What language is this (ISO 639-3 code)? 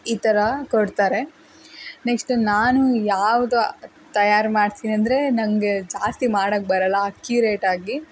kan